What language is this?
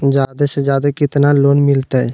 Magahi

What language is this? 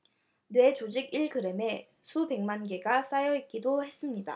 Korean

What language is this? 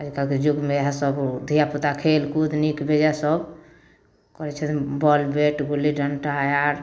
Maithili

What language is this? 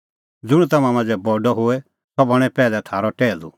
Kullu Pahari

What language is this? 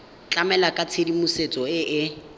Tswana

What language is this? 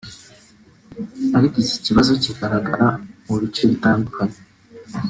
Kinyarwanda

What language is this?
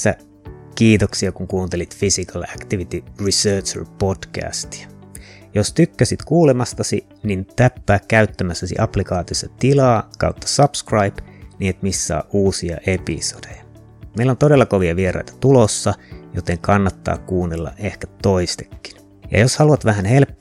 Finnish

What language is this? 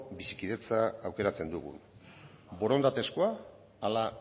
Basque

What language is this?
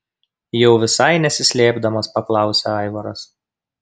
Lithuanian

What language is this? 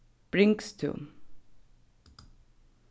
Faroese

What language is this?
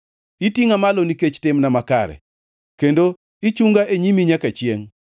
Luo (Kenya and Tanzania)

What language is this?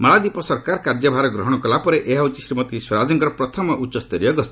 Odia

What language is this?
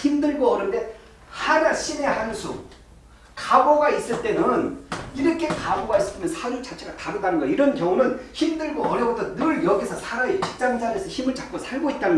Korean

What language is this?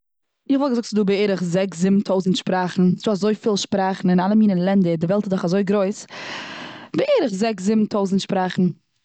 Yiddish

